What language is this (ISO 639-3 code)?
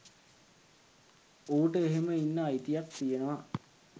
sin